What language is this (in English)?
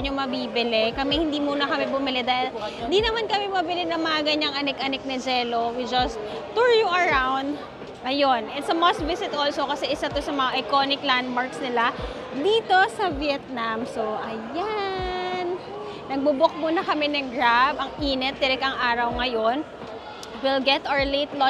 Filipino